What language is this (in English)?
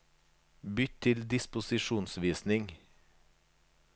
Norwegian